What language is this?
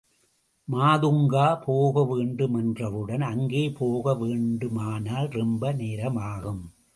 Tamil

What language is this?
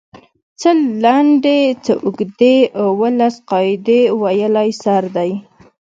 Pashto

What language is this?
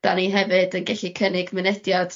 Welsh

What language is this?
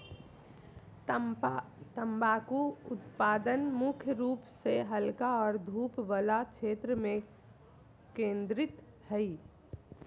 Magahi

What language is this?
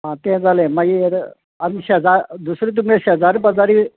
Konkani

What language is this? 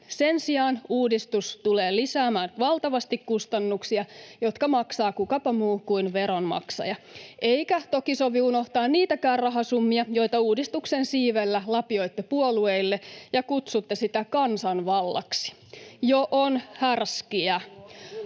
Finnish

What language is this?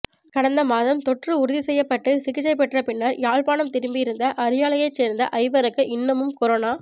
Tamil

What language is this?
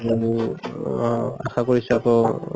Assamese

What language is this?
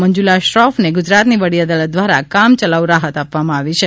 Gujarati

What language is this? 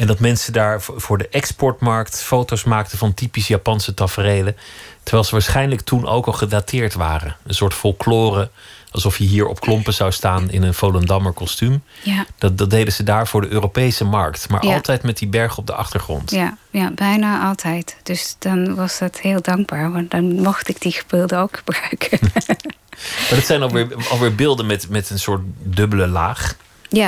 Dutch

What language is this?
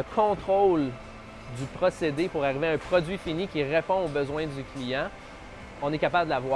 French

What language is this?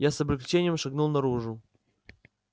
Russian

